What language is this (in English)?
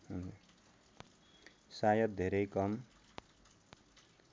Nepali